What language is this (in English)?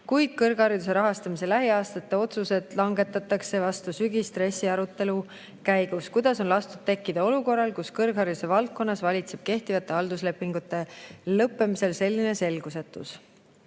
Estonian